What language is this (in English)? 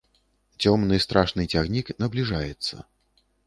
Belarusian